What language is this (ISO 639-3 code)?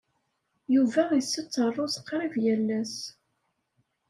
kab